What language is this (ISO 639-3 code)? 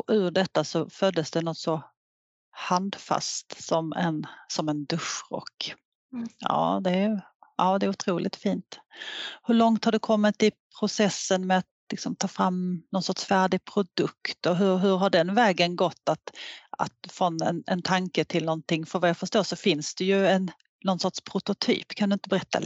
swe